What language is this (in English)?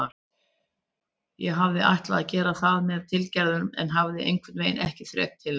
Icelandic